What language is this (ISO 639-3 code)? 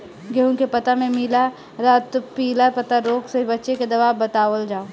bho